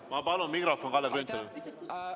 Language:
Estonian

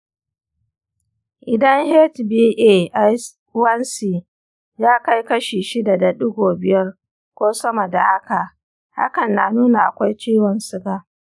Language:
Hausa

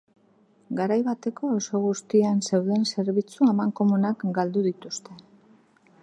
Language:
Basque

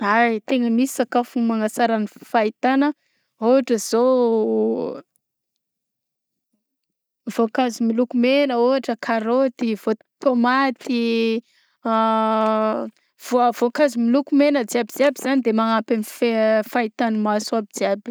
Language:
Southern Betsimisaraka Malagasy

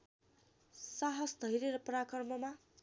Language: Nepali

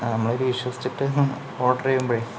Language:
Malayalam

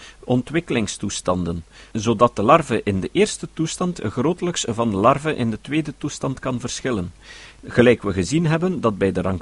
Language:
Dutch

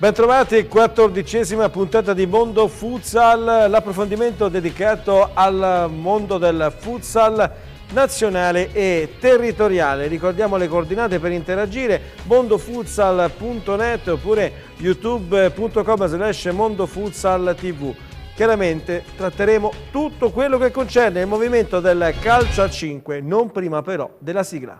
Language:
Italian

